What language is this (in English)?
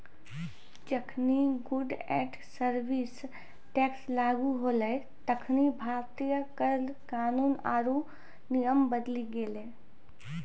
Maithili